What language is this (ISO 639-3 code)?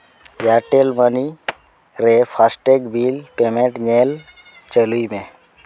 sat